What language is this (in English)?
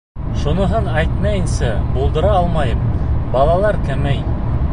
Bashkir